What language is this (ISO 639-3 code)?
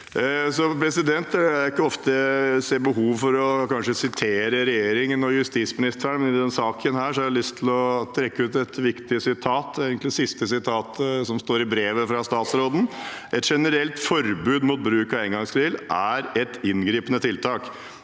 nor